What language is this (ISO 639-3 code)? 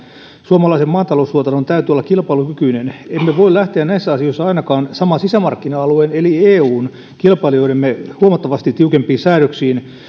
fin